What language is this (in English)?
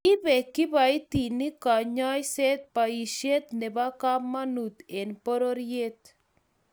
Kalenjin